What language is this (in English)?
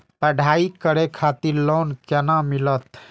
Maithili